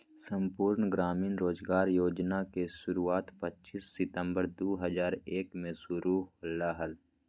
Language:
Magahi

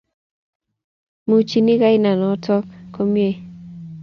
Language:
Kalenjin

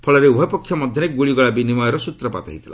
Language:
Odia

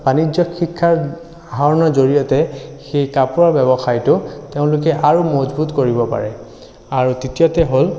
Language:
Assamese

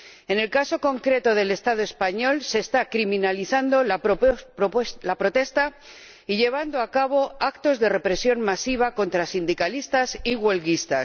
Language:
Spanish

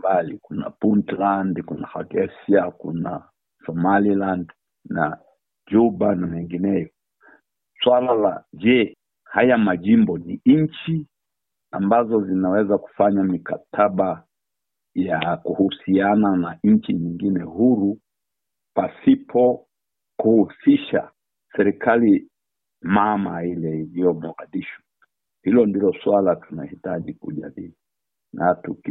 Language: Swahili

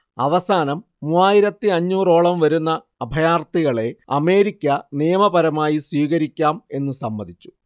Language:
Malayalam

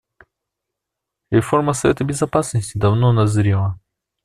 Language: Russian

